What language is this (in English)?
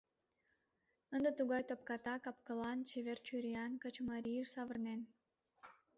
Mari